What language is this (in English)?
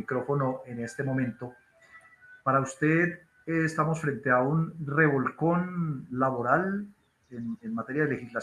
Spanish